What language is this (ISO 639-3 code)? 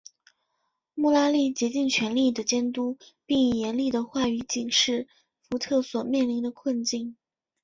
zho